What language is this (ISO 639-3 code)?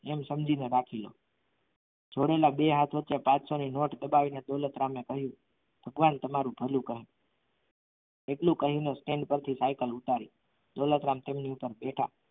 guj